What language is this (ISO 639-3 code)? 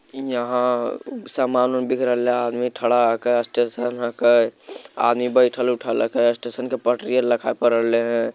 mag